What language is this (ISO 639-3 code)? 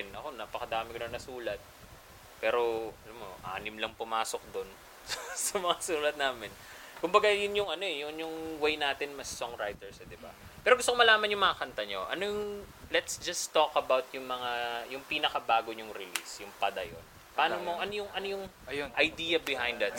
fil